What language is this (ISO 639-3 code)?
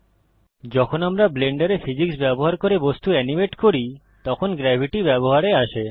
ben